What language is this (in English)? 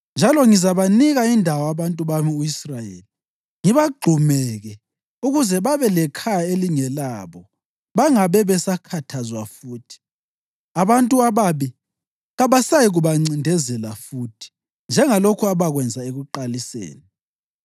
North Ndebele